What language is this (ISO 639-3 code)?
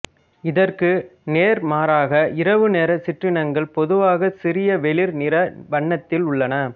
tam